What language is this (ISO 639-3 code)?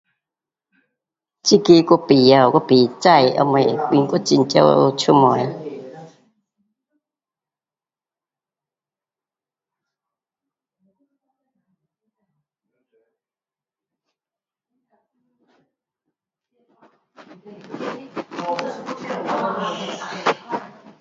cpx